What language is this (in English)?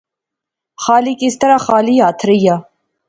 Pahari-Potwari